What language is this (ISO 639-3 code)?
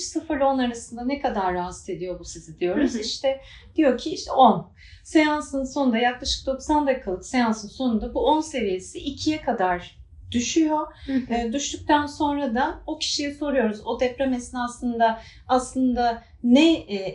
tur